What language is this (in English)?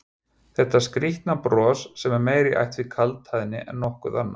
Icelandic